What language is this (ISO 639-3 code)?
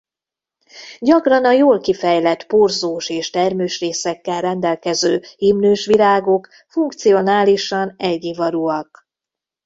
hun